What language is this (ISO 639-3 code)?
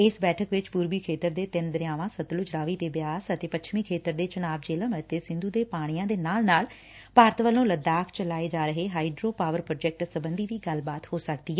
pan